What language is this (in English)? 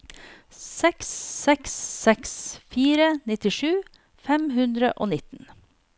Norwegian